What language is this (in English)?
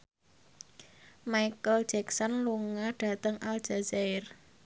Javanese